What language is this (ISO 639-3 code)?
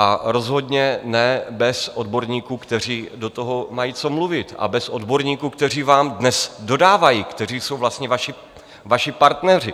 ces